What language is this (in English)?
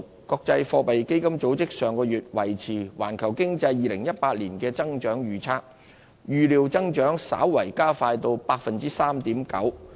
Cantonese